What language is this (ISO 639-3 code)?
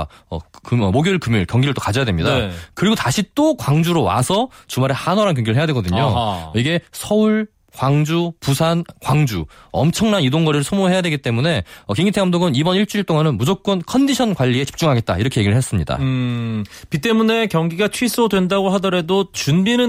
kor